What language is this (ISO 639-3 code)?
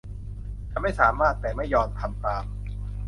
tha